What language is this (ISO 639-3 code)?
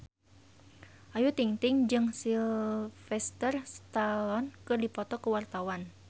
sun